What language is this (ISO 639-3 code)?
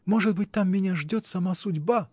rus